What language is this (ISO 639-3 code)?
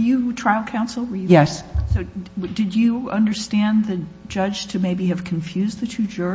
eng